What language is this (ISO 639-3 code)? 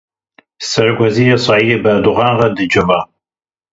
kur